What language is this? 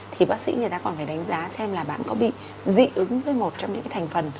Vietnamese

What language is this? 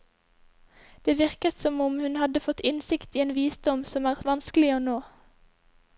Norwegian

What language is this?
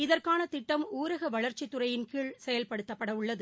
Tamil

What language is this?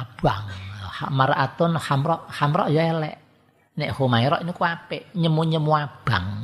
Indonesian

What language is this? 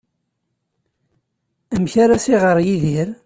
Kabyle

